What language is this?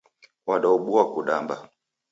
Taita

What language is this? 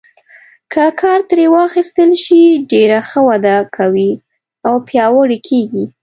Pashto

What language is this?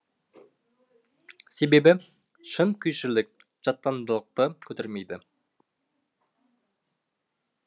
Kazakh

